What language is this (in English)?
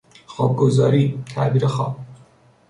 Persian